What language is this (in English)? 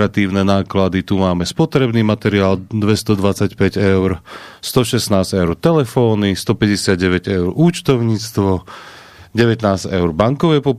Slovak